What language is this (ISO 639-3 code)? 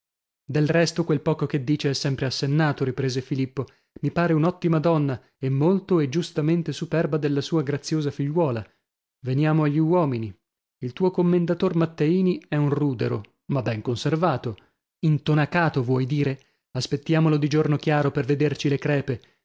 ita